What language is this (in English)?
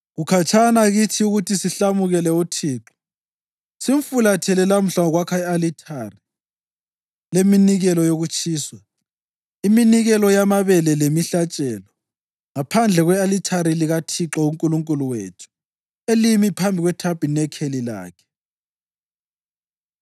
North Ndebele